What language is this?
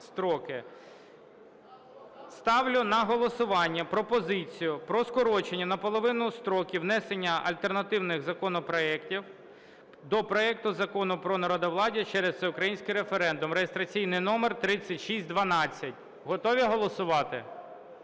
Ukrainian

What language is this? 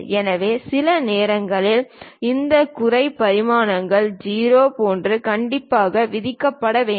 Tamil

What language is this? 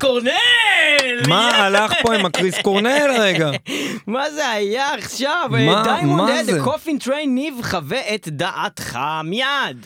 Hebrew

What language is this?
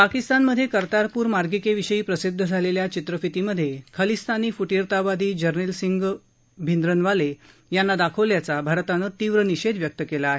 Marathi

